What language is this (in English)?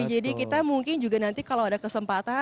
Indonesian